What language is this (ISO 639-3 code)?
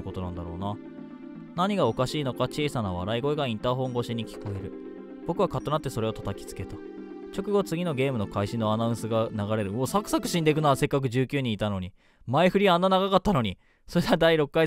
jpn